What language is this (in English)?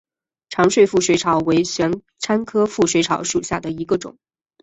Chinese